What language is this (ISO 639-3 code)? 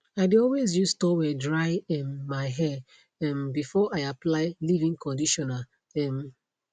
pcm